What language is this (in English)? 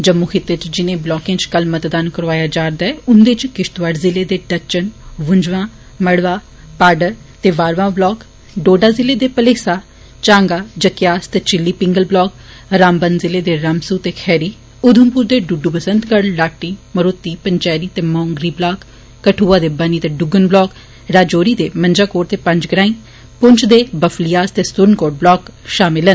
Dogri